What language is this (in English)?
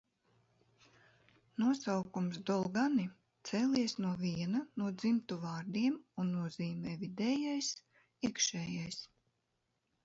Latvian